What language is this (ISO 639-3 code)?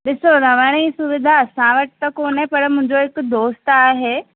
snd